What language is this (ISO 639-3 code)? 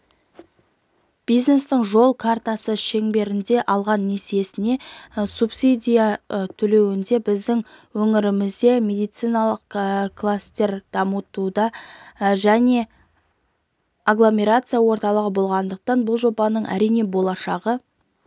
kaz